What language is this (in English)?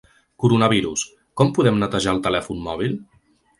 Catalan